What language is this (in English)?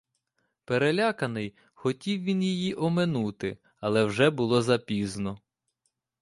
Ukrainian